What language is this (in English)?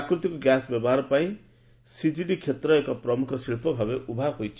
Odia